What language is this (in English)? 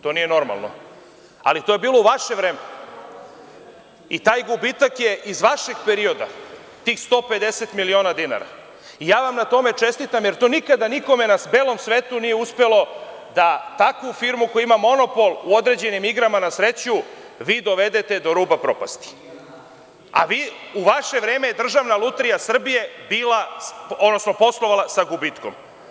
Serbian